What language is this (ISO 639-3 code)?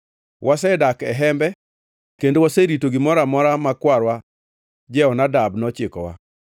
luo